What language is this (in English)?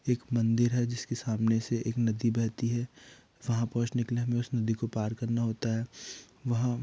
Hindi